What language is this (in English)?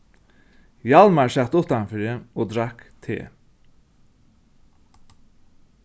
Faroese